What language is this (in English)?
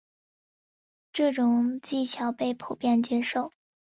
Chinese